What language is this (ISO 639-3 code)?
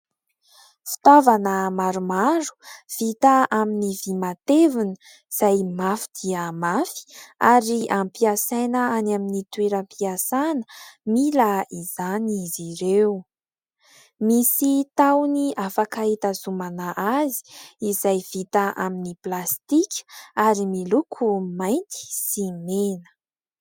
mlg